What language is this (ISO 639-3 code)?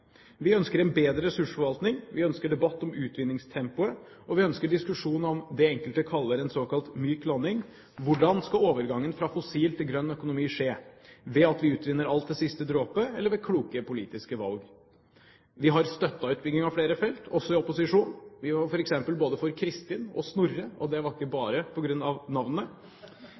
nob